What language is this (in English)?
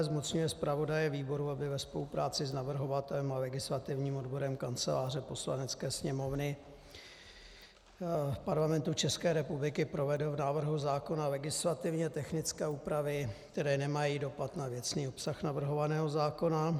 Czech